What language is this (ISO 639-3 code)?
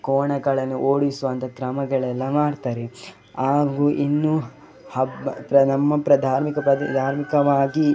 kan